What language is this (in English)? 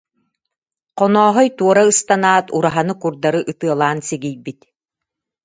Yakut